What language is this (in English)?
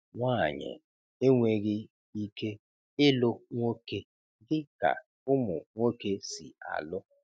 Igbo